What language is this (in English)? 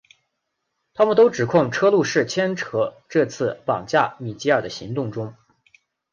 Chinese